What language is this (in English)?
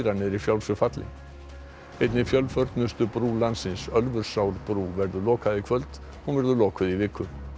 Icelandic